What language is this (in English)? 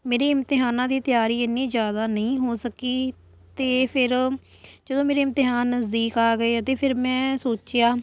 Punjabi